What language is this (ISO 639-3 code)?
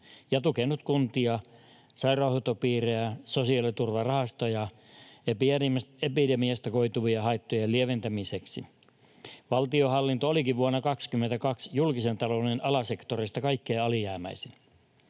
fin